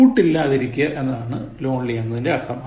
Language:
Malayalam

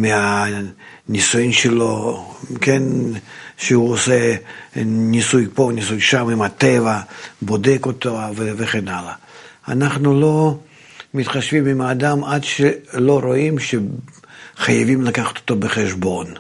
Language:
Hebrew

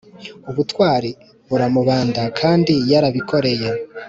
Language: Kinyarwanda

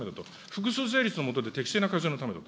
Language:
Japanese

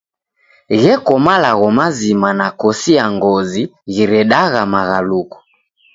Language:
Taita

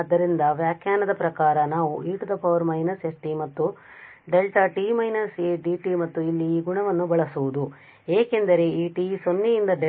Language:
Kannada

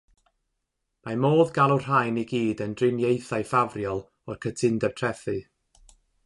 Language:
Welsh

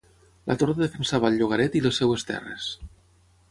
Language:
Catalan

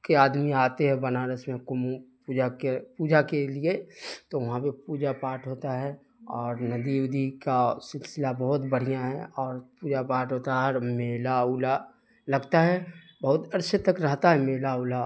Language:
Urdu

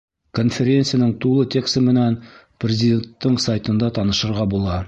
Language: Bashkir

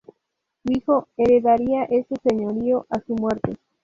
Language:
Spanish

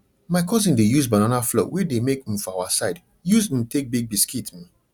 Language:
Nigerian Pidgin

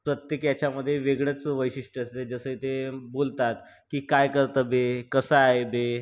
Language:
Marathi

